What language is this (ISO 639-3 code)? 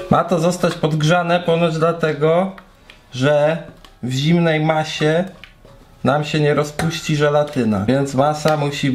pol